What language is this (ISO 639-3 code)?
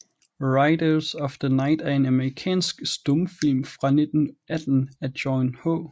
dan